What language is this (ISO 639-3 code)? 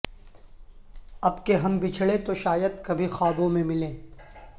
urd